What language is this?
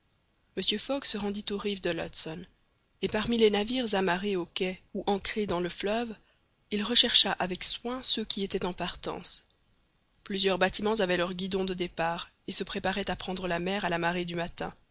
French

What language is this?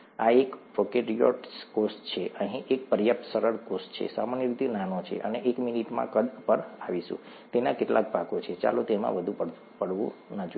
Gujarati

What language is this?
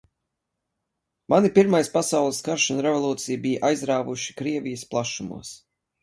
Latvian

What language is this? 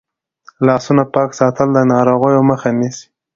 Pashto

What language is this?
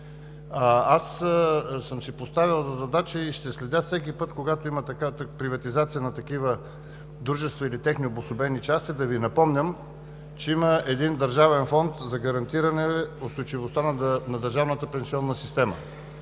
Bulgarian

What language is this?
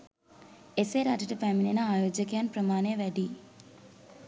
Sinhala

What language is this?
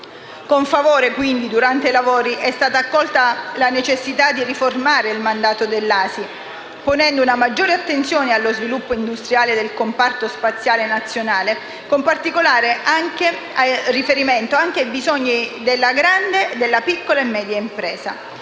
Italian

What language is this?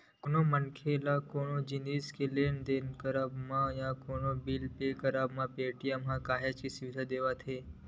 Chhattisgarhi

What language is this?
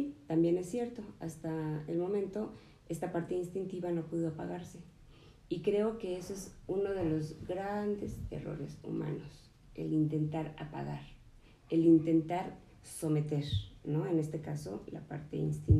Spanish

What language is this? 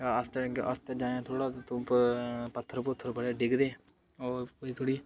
Dogri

